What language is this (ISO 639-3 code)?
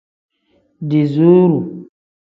kdh